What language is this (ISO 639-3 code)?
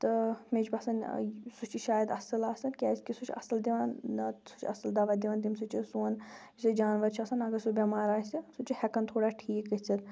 kas